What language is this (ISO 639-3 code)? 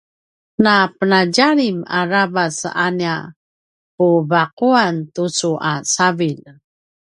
pwn